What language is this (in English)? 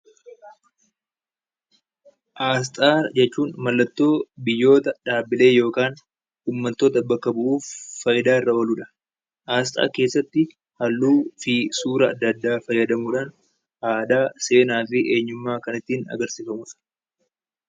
Oromo